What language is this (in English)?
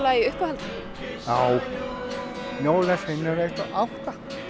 Icelandic